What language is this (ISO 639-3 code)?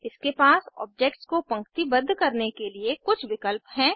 hin